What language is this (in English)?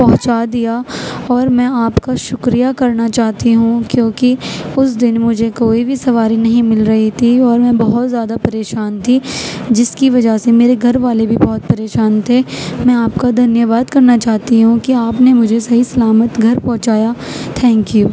Urdu